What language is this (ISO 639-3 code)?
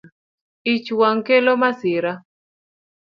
luo